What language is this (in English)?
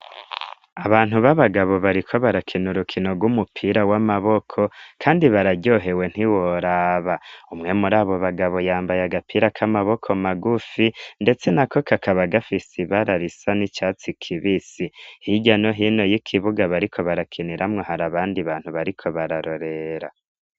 Rundi